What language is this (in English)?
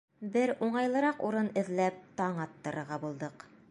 Bashkir